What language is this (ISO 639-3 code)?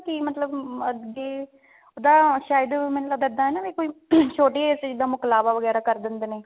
pan